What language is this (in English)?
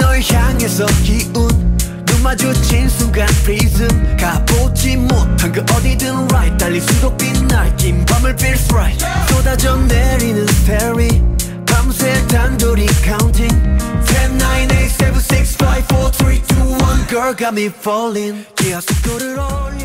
Korean